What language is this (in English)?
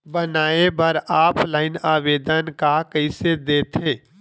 Chhattisgarhi